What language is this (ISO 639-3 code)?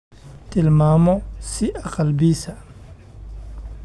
som